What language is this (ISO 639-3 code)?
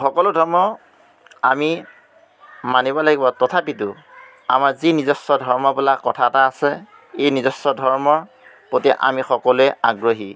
asm